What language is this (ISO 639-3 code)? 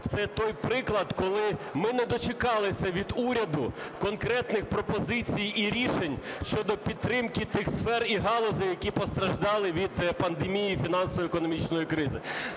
ukr